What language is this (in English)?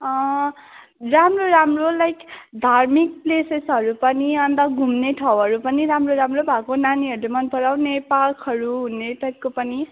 Nepali